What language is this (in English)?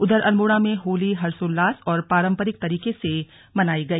Hindi